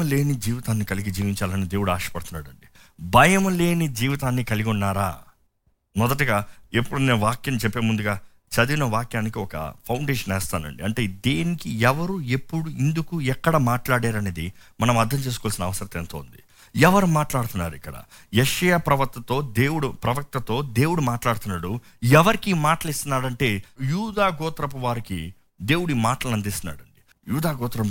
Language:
Telugu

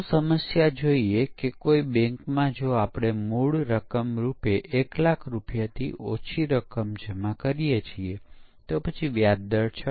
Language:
Gujarati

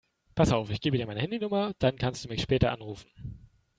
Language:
German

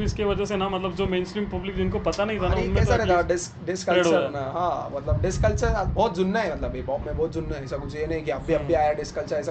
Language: Hindi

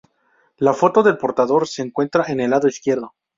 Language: Spanish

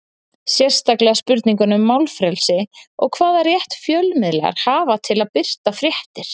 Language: Icelandic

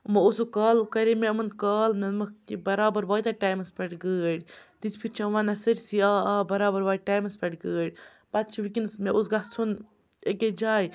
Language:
Kashmiri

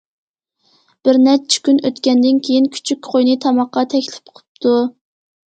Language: Uyghur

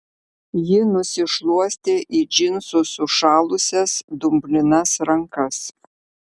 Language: Lithuanian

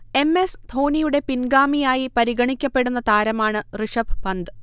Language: Malayalam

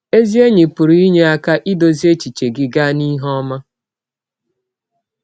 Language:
Igbo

